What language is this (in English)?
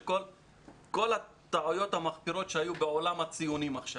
Hebrew